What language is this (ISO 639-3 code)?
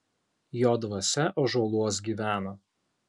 lit